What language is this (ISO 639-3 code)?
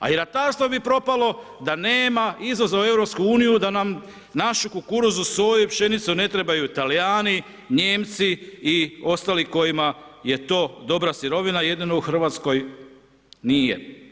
hrv